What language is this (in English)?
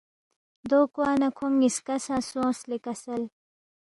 Balti